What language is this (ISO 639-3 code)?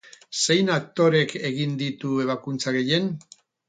eus